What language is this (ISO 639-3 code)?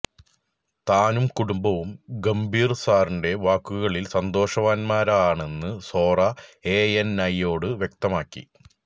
mal